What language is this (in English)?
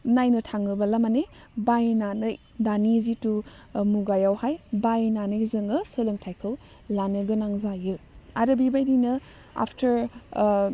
Bodo